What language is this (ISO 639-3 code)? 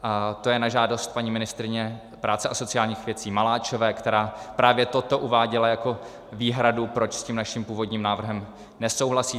ces